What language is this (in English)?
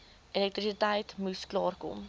Afrikaans